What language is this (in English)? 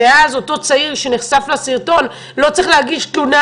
Hebrew